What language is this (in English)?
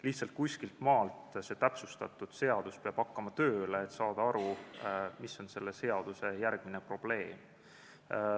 Estonian